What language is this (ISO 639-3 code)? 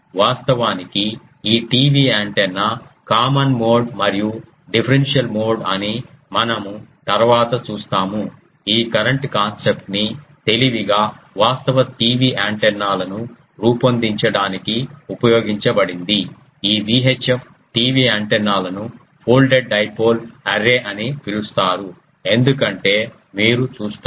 tel